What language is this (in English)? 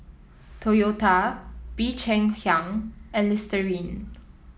English